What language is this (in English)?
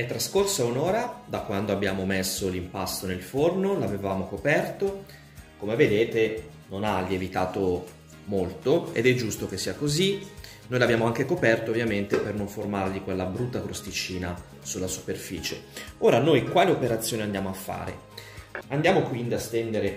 Italian